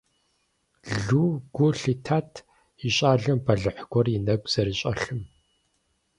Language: Kabardian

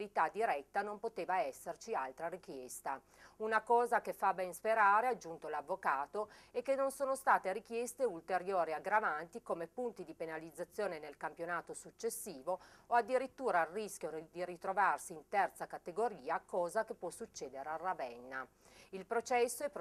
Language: Italian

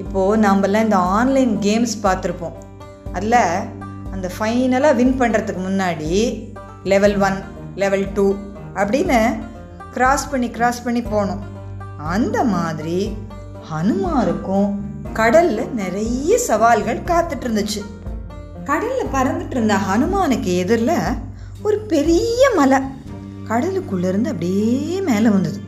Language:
Tamil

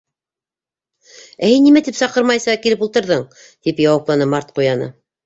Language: Bashkir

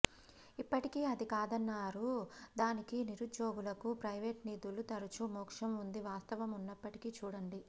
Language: Telugu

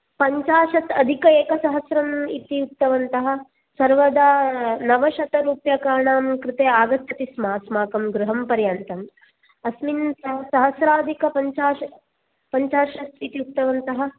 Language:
Sanskrit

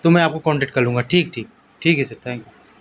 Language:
Urdu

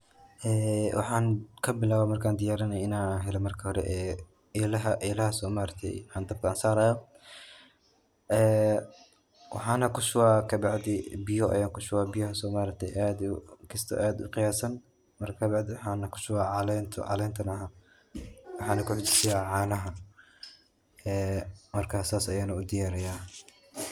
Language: Somali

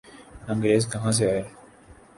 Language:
Urdu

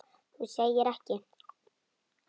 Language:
Icelandic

